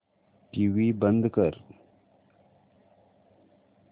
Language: Marathi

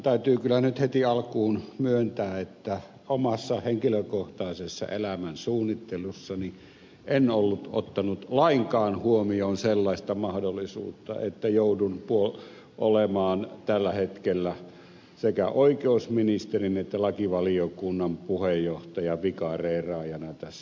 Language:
Finnish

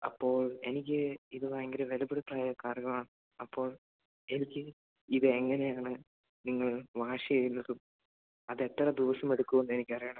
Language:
Malayalam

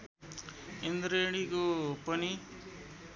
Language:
Nepali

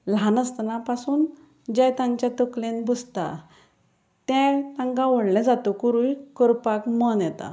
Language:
Konkani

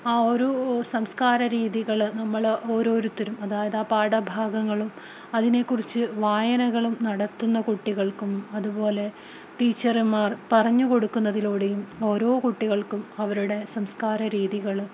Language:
Malayalam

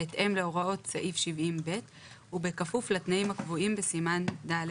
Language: Hebrew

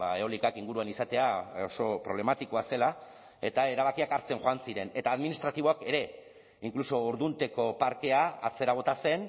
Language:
Basque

